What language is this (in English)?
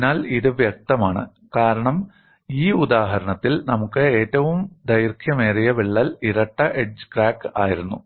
Malayalam